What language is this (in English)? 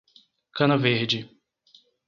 Portuguese